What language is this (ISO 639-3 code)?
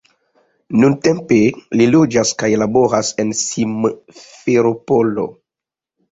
epo